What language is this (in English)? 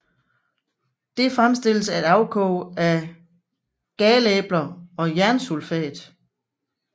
Danish